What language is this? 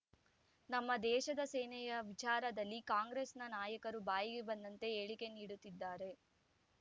Kannada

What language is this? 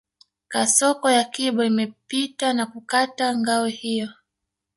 Swahili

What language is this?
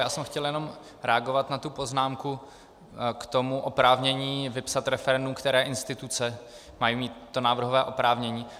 Czech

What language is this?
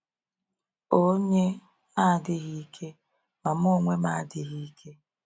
Igbo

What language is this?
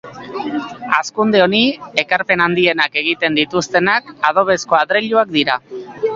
Basque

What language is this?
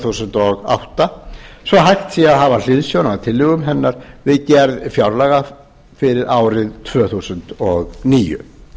Icelandic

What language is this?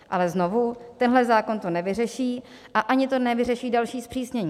Czech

